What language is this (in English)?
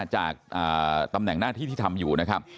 Thai